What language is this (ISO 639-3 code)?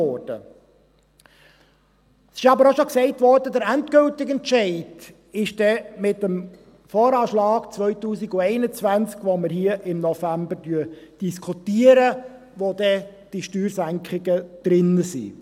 gsw